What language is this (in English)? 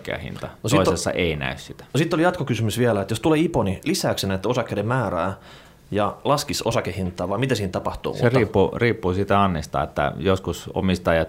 Finnish